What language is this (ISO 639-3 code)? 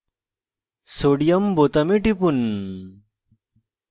ben